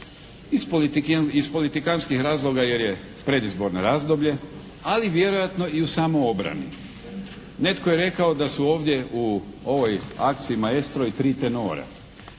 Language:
Croatian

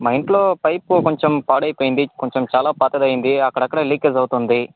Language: Telugu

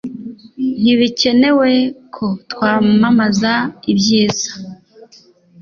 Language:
Kinyarwanda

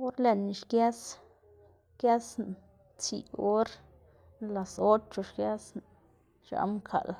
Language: Xanaguía Zapotec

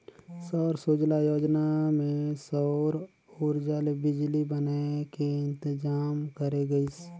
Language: Chhattisgarhi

